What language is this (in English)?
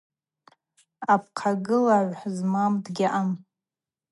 Abaza